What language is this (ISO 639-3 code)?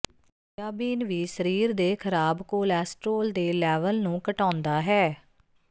pan